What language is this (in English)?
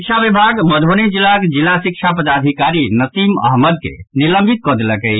Maithili